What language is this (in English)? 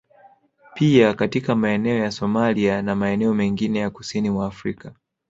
Swahili